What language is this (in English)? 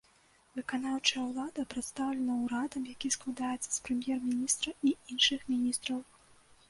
Belarusian